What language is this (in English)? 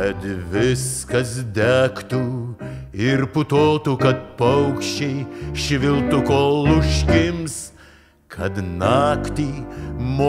Romanian